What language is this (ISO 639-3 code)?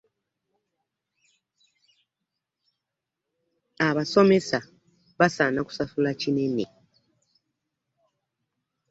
lug